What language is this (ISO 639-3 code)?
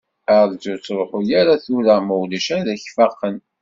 kab